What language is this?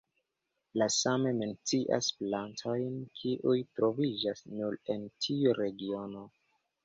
Esperanto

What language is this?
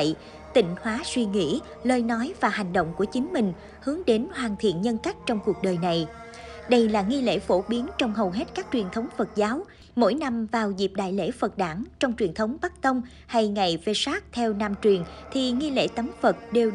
Vietnamese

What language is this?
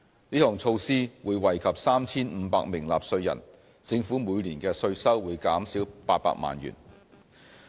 Cantonese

